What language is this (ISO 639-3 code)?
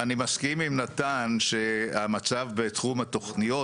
heb